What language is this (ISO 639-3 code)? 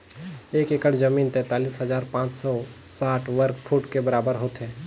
hne